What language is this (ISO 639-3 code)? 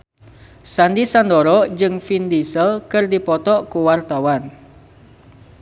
sun